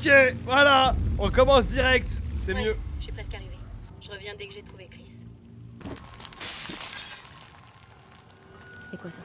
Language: French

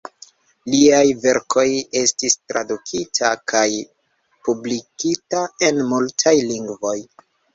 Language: Esperanto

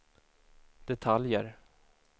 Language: Swedish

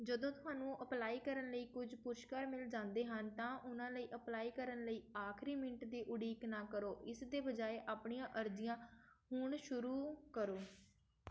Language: Punjabi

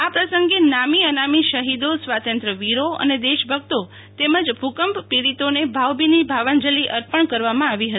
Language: Gujarati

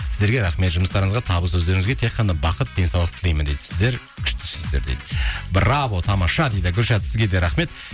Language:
Kazakh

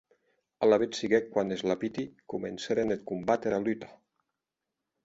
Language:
Occitan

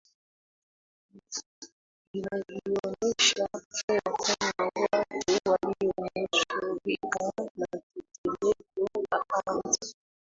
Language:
Swahili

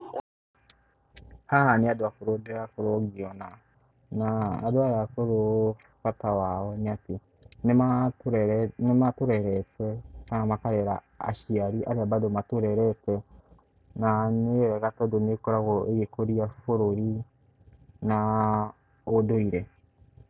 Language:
Kikuyu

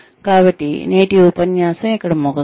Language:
Telugu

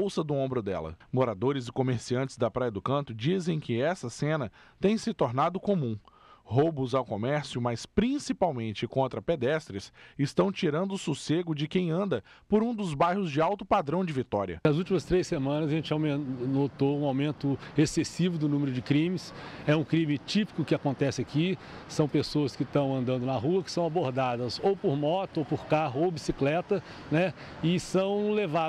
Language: Portuguese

